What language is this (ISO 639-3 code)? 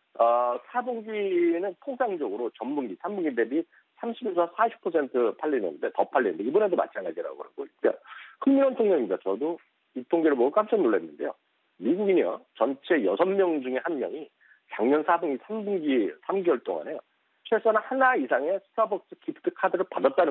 kor